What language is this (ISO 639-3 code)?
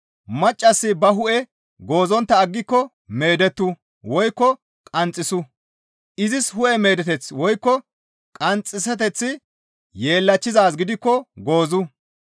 gmv